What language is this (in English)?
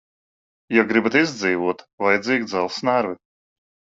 Latvian